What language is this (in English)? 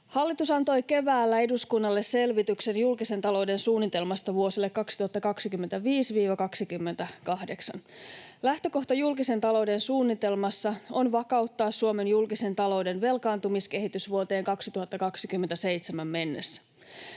Finnish